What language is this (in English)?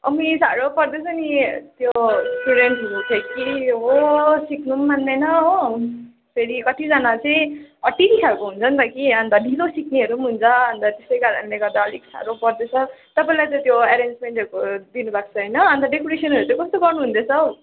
Nepali